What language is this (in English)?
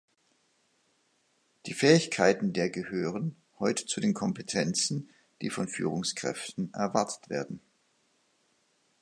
German